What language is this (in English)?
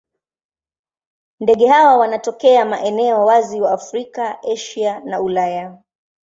Swahili